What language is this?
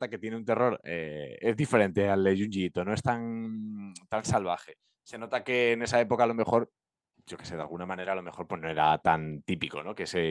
Spanish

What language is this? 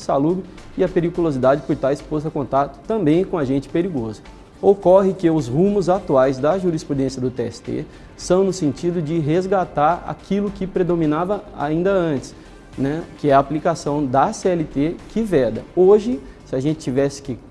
Portuguese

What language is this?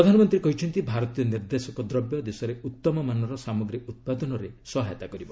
Odia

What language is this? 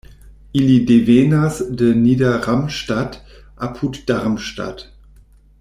Esperanto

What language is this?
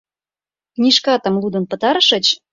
Mari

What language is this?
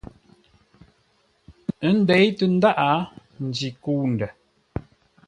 Ngombale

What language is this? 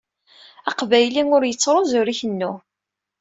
Kabyle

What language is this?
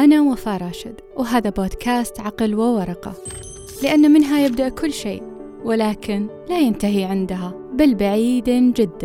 Arabic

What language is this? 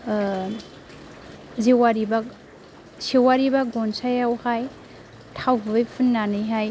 Bodo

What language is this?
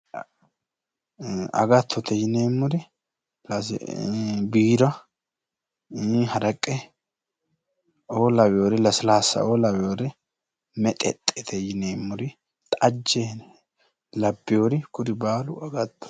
Sidamo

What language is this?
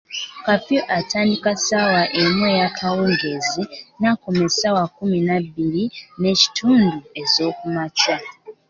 Ganda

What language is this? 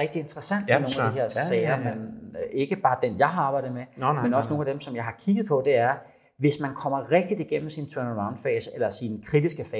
Danish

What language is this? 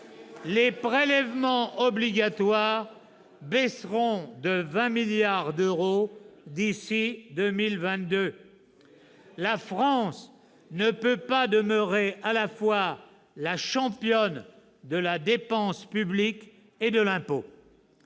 French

